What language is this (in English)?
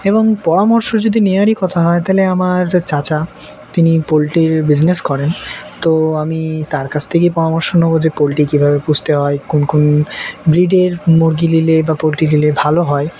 Bangla